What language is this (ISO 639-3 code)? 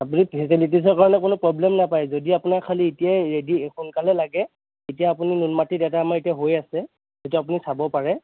asm